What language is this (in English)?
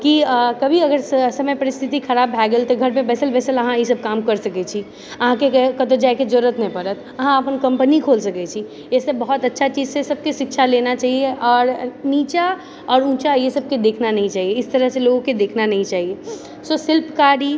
Maithili